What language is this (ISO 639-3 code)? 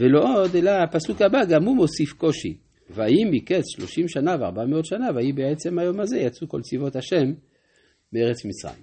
heb